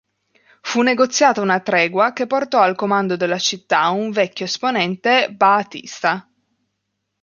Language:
Italian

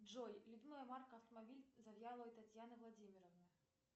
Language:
Russian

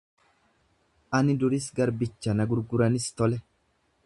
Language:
Oromo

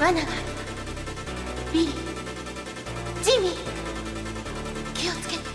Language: Japanese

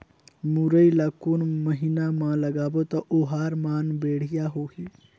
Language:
Chhattisgarhi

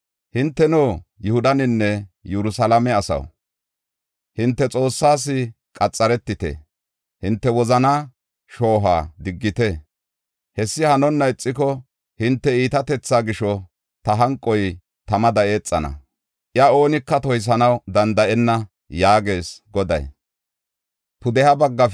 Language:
Gofa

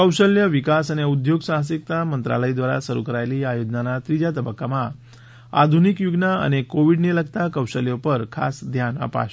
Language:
Gujarati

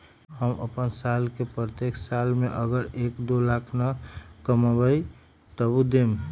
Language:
Magahi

